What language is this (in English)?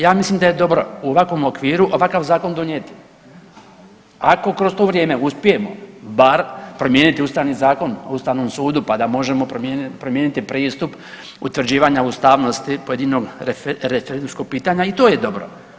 Croatian